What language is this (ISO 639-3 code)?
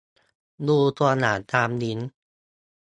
tha